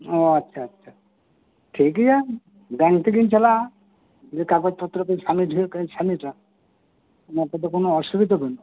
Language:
Santali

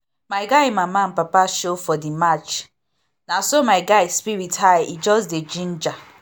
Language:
Nigerian Pidgin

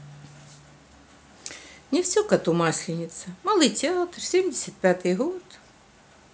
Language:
Russian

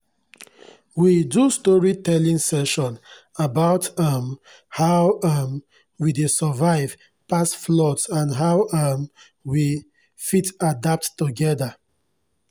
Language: Nigerian Pidgin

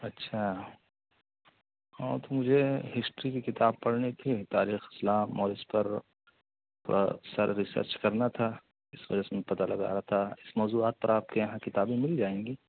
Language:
Urdu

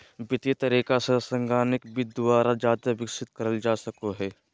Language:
Magahi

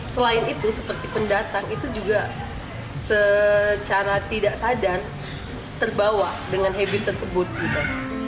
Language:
Indonesian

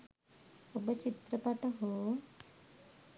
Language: Sinhala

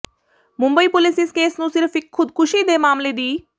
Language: Punjabi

